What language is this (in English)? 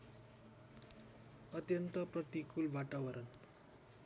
Nepali